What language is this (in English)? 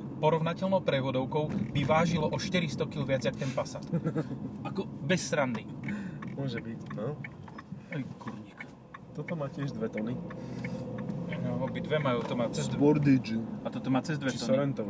Slovak